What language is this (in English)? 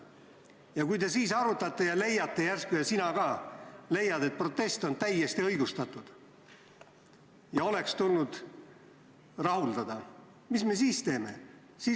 Estonian